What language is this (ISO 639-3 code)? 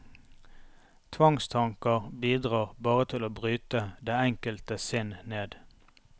nor